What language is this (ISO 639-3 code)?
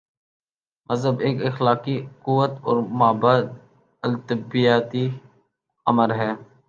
urd